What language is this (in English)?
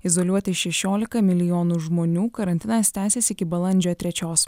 Lithuanian